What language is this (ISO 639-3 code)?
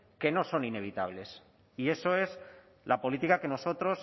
spa